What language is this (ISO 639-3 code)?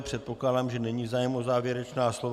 ces